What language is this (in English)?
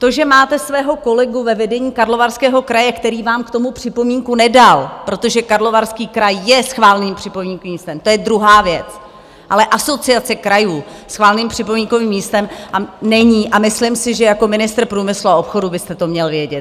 Czech